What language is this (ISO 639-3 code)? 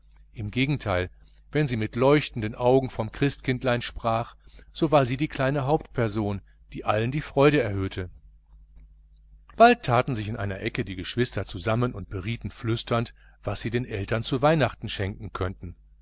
deu